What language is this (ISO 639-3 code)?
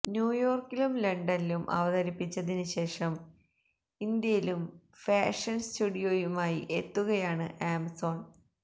mal